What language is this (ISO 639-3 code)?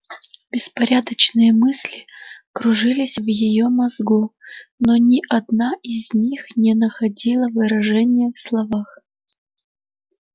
rus